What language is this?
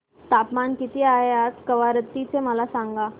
Marathi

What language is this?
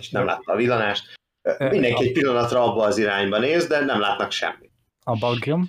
Hungarian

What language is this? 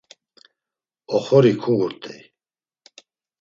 Laz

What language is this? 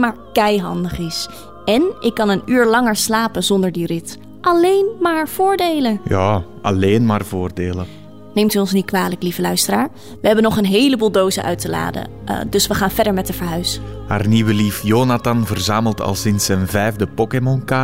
Dutch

